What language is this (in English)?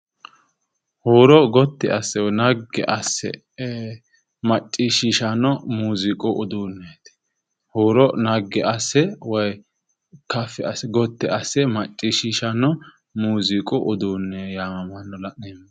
Sidamo